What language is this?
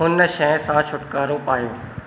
Sindhi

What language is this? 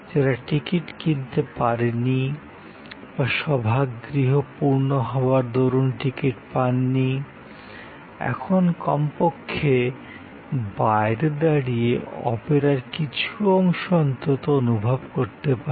Bangla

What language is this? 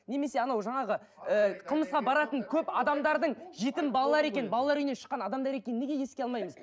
Kazakh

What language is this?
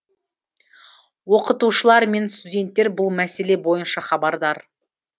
Kazakh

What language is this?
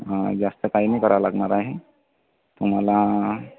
Marathi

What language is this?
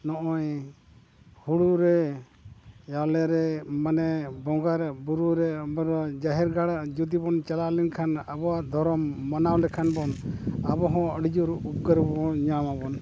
Santali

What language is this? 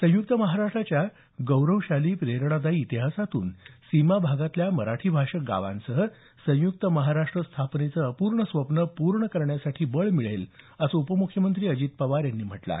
Marathi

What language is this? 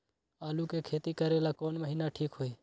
Magahi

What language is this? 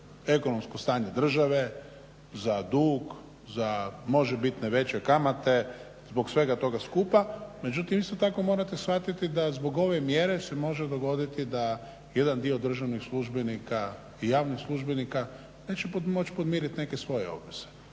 Croatian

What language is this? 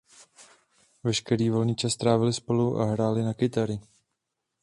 Czech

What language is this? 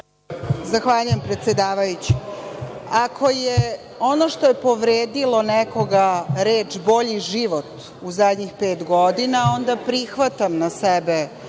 Serbian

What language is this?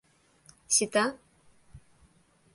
Mari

